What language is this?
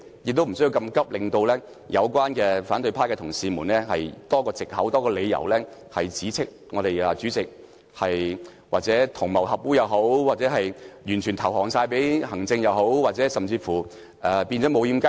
Cantonese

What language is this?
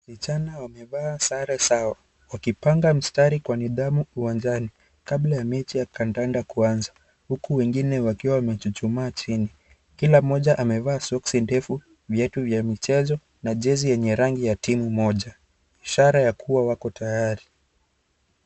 Swahili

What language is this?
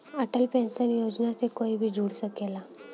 Bhojpuri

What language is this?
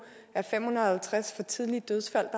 Danish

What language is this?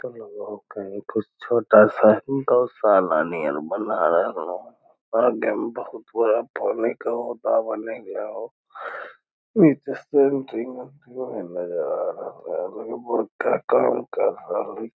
Magahi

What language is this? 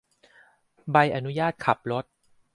Thai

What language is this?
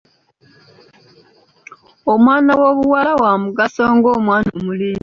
Ganda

